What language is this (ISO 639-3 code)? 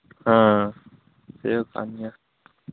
sat